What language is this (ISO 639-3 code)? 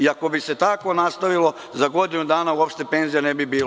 srp